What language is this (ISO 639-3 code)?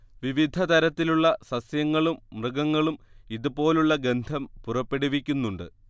mal